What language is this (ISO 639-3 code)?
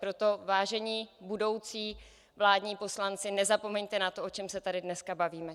ces